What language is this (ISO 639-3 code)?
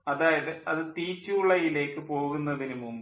mal